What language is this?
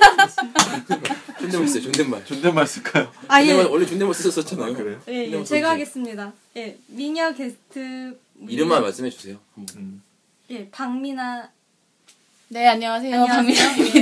Korean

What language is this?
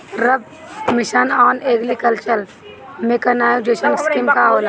Bhojpuri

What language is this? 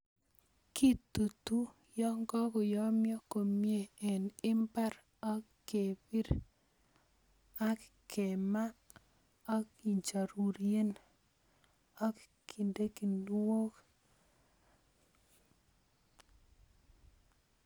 Kalenjin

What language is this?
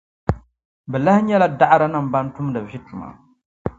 Dagbani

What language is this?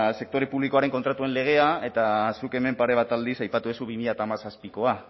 Basque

